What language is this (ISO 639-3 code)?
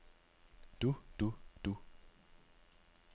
dan